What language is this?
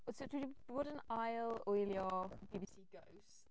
Welsh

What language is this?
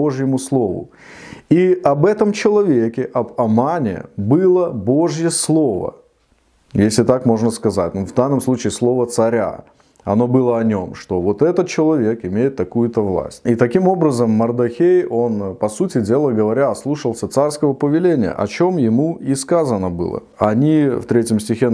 Russian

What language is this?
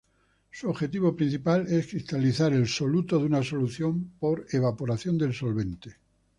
Spanish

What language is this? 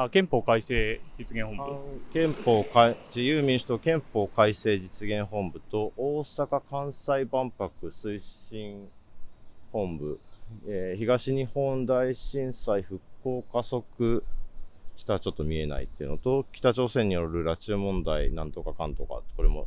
Japanese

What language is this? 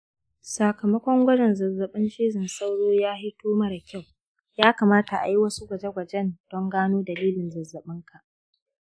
Hausa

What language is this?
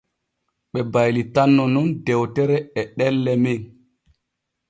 Borgu Fulfulde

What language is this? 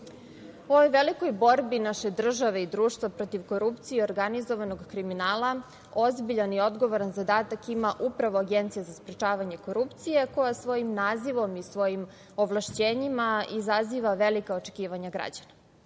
Serbian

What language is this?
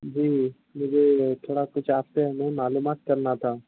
Urdu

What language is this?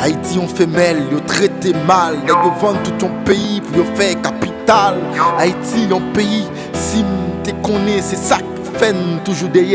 French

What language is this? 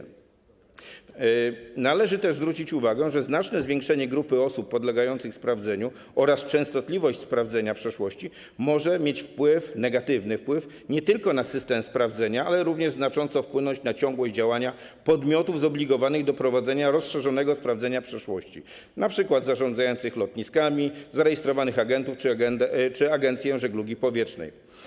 Polish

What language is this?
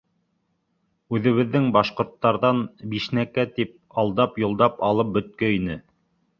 Bashkir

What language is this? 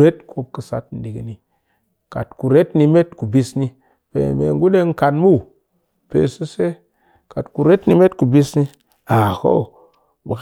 Cakfem-Mushere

